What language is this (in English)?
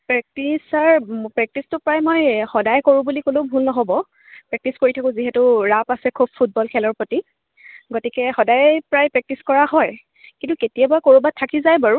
Assamese